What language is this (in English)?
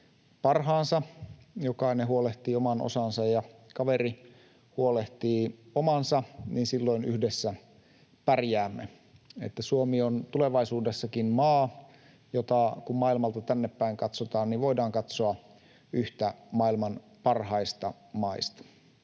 Finnish